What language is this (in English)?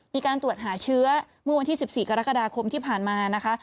Thai